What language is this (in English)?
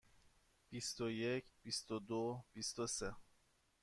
Persian